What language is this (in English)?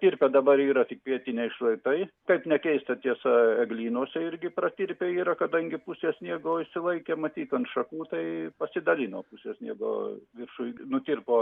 Lithuanian